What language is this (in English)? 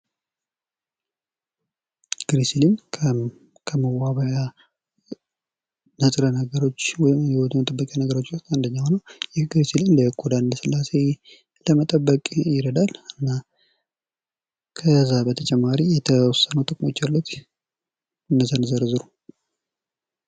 Amharic